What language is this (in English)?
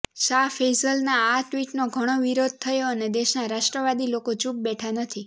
Gujarati